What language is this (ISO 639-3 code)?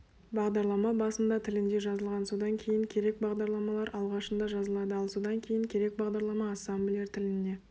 kaz